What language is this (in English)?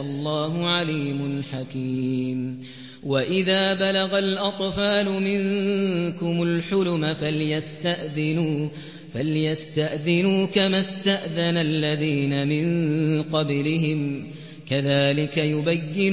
Arabic